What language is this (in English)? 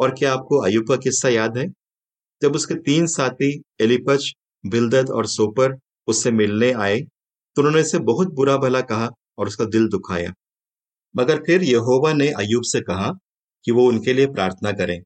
Hindi